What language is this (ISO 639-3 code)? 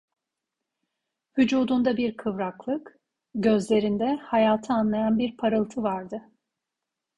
tur